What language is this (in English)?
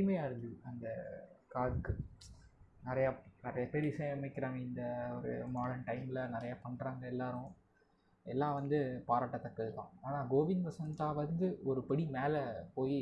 Tamil